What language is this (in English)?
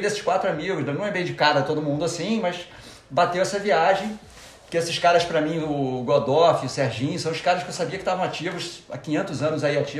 Portuguese